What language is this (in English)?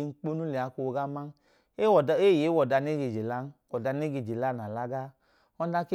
Idoma